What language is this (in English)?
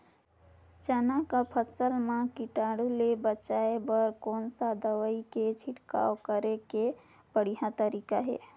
Chhattisgarhi